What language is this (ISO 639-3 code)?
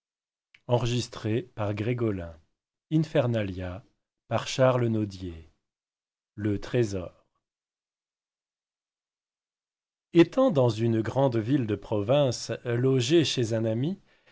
fra